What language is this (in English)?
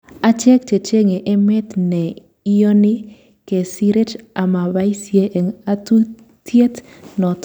Kalenjin